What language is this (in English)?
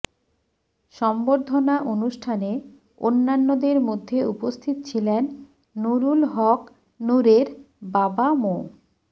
Bangla